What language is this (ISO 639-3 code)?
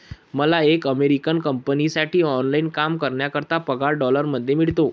mar